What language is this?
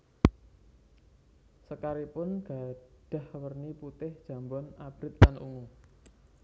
Javanese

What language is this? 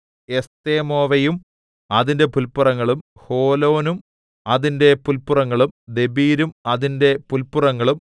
Malayalam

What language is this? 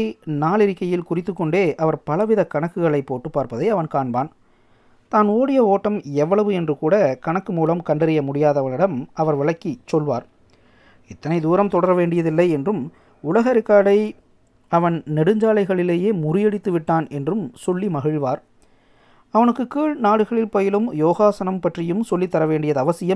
Tamil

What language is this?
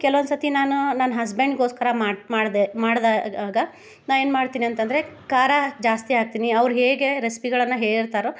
Kannada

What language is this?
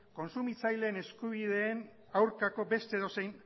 Basque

